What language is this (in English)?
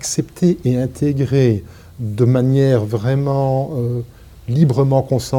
French